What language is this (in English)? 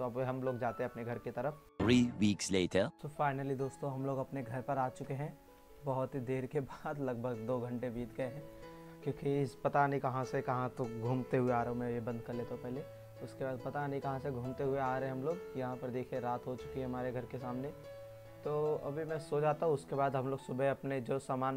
Hindi